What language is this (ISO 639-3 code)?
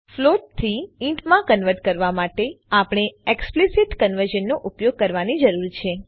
guj